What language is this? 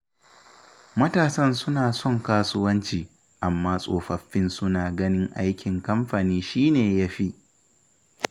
Hausa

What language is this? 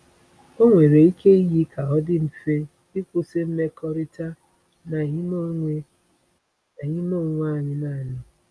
Igbo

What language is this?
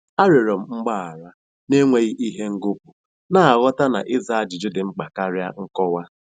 Igbo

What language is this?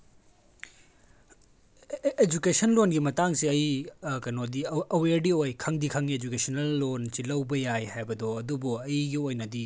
Manipuri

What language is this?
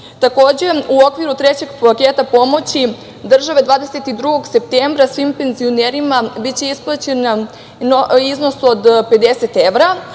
Serbian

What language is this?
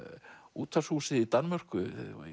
Icelandic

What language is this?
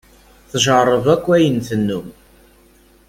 Kabyle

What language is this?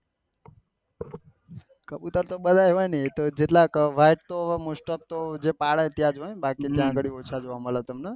Gujarati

